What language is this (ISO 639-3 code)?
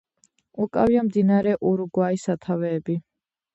kat